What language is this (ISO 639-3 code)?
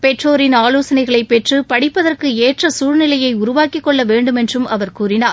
tam